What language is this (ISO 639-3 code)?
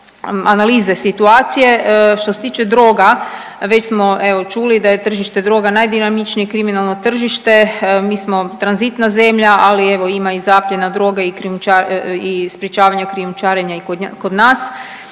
hrv